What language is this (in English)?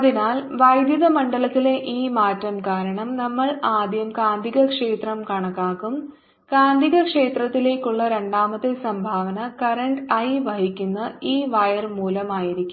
Malayalam